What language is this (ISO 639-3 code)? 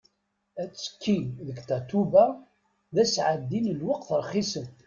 kab